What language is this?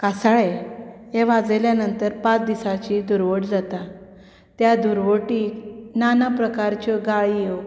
Konkani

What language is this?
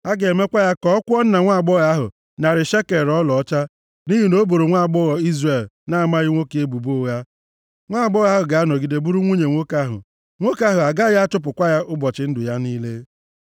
Igbo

